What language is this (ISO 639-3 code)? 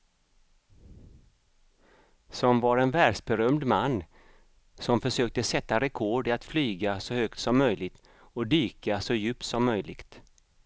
swe